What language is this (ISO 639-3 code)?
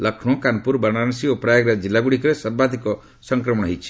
ori